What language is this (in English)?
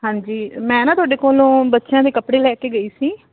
Punjabi